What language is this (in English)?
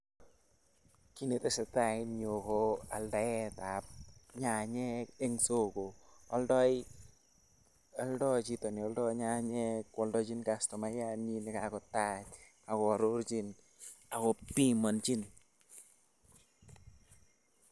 Kalenjin